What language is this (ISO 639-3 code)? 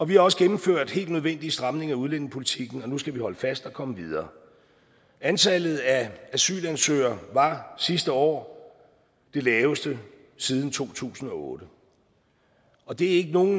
dan